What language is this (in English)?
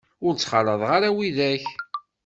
Kabyle